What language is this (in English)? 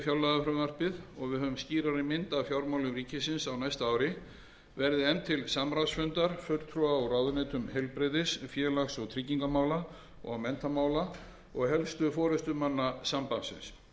Icelandic